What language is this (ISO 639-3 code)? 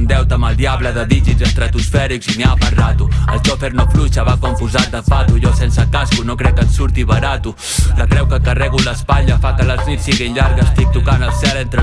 por